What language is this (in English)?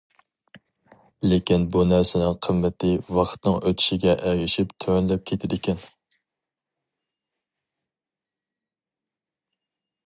Uyghur